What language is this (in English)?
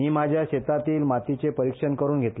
Marathi